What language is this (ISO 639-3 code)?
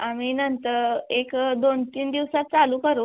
mar